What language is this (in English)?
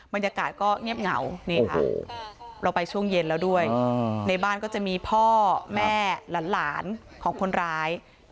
Thai